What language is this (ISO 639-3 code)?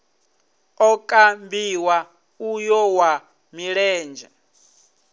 ven